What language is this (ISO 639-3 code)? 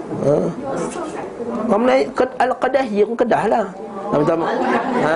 msa